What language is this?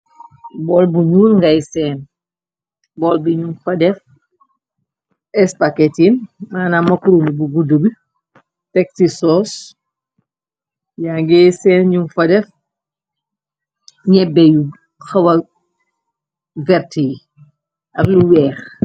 Wolof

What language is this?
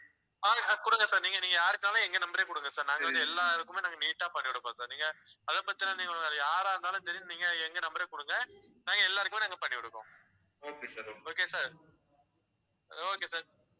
Tamil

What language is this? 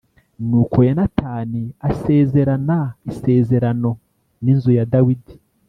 Kinyarwanda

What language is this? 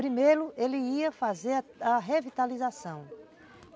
Portuguese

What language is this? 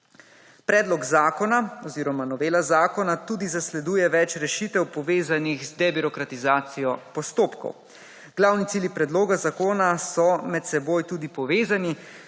Slovenian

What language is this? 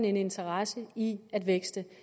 Danish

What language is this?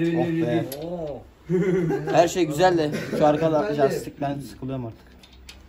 Turkish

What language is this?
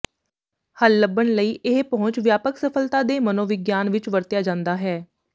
Punjabi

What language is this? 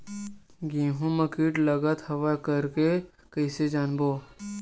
Chhattisgarhi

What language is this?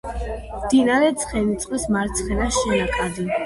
Georgian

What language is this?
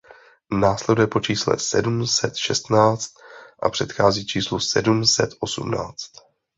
Czech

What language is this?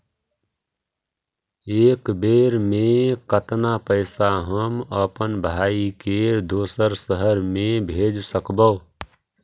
Magahi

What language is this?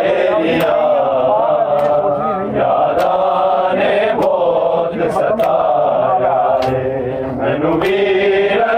Urdu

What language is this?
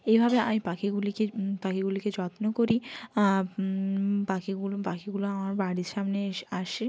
Bangla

